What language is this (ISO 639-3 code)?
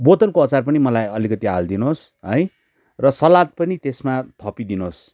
nep